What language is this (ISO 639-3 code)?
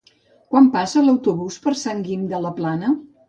cat